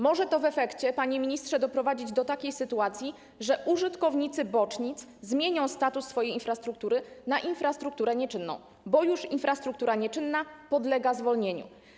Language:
Polish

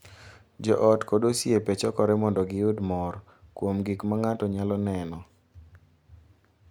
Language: Luo (Kenya and Tanzania)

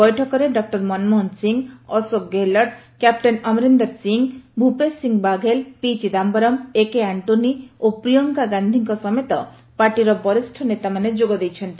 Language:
Odia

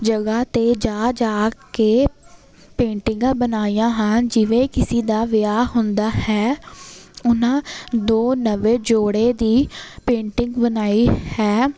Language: Punjabi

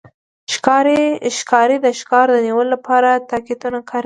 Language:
Pashto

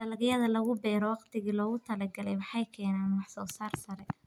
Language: Somali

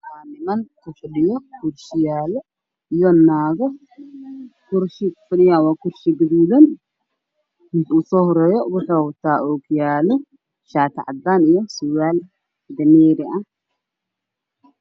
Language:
Somali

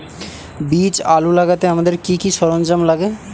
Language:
Bangla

